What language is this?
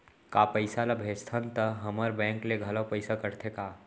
Chhattisgarhi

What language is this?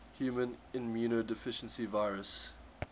English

